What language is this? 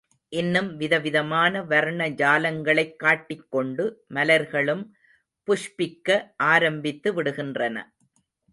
Tamil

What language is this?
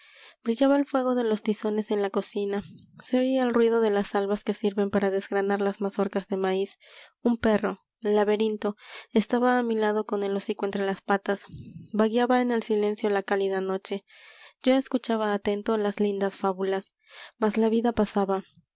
Spanish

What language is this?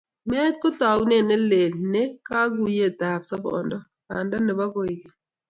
Kalenjin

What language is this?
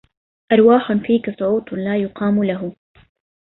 Arabic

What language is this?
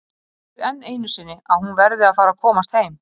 Icelandic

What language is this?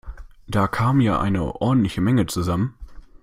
German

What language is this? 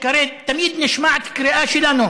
Hebrew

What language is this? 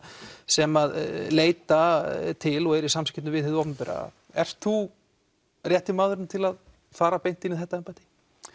Icelandic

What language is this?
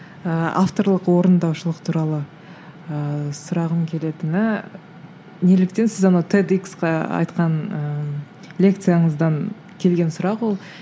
Kazakh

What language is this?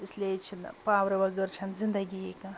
Kashmiri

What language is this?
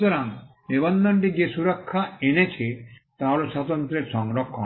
Bangla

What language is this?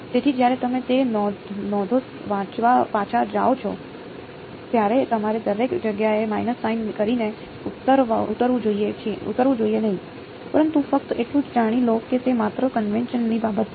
Gujarati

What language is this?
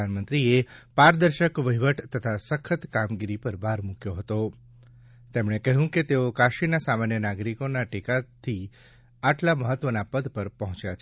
Gujarati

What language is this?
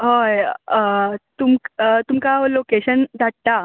Konkani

